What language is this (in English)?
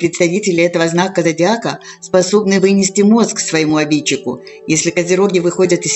Russian